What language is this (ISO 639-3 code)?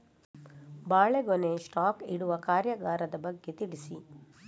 kan